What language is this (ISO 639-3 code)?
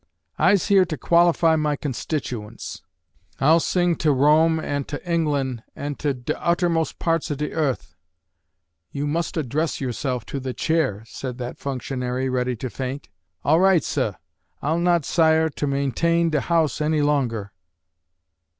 eng